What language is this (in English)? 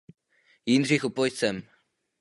Czech